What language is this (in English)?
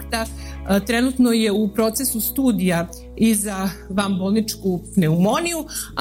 Croatian